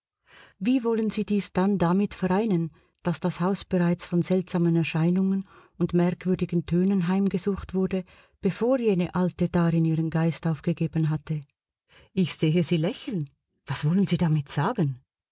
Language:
German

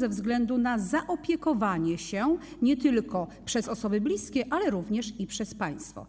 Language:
Polish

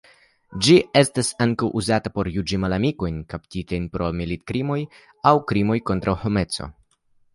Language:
Esperanto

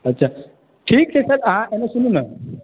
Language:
Maithili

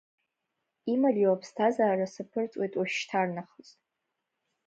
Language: Abkhazian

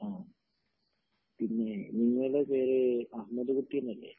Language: Malayalam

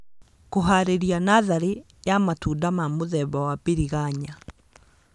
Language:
Kikuyu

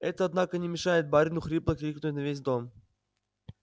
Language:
Russian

